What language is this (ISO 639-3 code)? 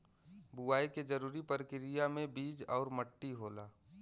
bho